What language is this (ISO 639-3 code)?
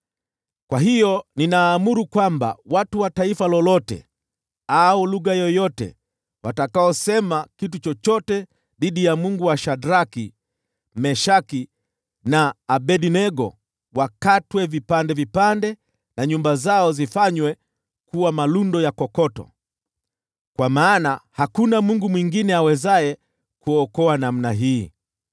swa